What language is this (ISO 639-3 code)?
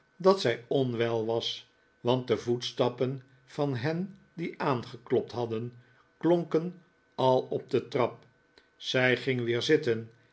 nld